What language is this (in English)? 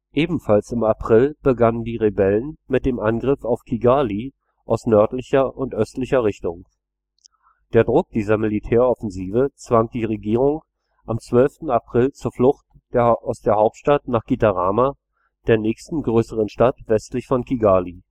German